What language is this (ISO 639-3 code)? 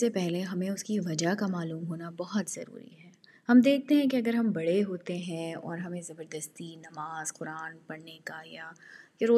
urd